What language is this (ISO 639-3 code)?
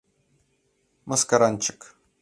chm